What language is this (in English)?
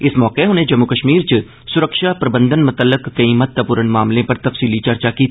Dogri